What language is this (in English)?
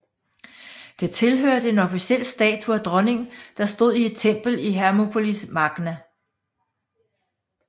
Danish